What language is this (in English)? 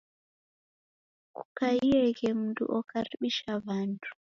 Taita